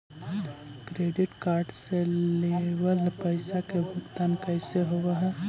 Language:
Magahi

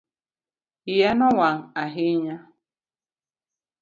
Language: Luo (Kenya and Tanzania)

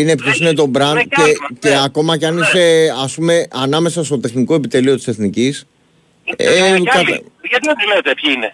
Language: Greek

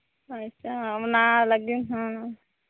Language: Santali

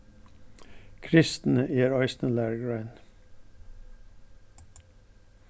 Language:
Faroese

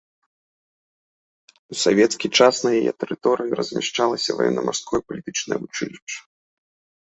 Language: Belarusian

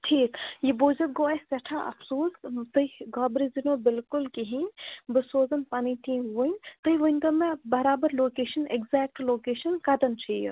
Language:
Kashmiri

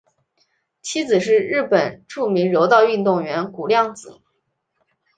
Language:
Chinese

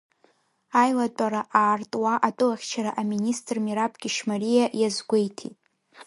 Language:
Abkhazian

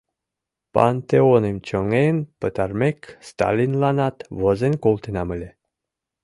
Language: Mari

